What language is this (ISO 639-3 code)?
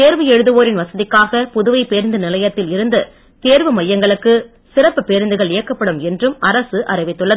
tam